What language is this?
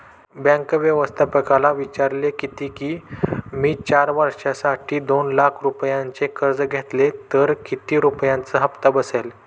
Marathi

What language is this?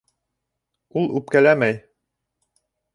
Bashkir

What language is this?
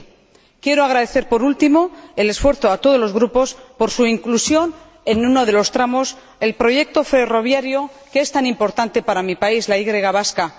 Spanish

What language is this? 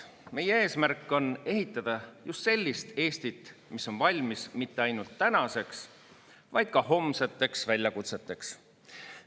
Estonian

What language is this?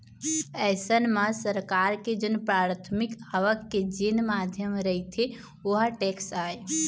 Chhattisgarhi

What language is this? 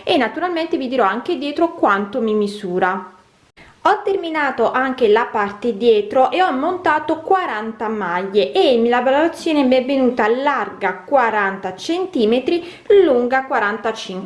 Italian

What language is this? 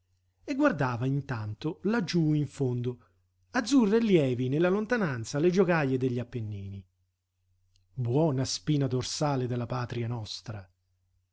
Italian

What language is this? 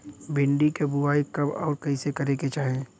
Bhojpuri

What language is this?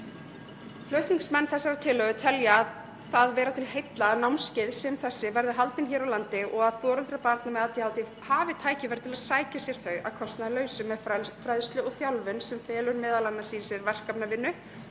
Icelandic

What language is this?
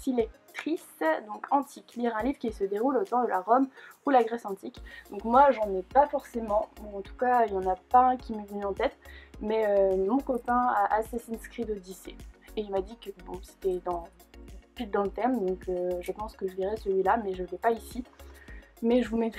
French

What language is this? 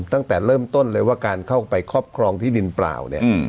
Thai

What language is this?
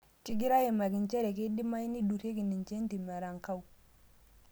Masai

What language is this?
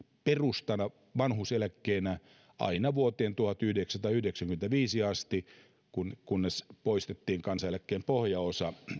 Finnish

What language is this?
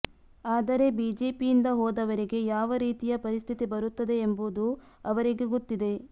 Kannada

